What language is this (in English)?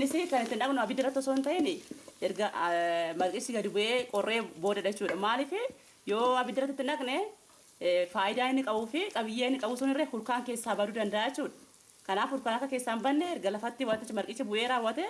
Indonesian